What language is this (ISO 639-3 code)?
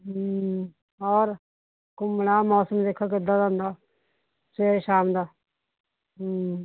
pan